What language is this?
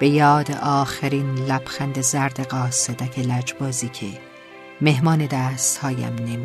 Persian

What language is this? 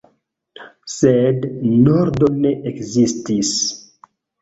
Esperanto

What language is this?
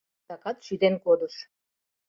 Mari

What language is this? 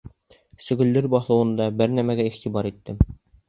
Bashkir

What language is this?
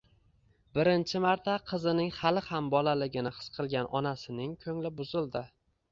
Uzbek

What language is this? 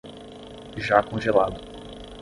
Portuguese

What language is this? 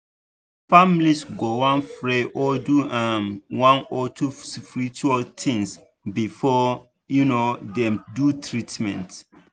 Nigerian Pidgin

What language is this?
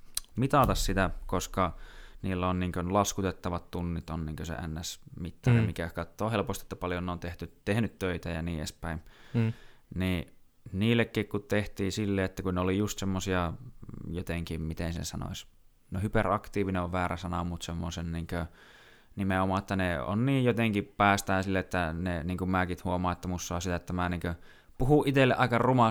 Finnish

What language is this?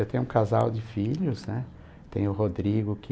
Portuguese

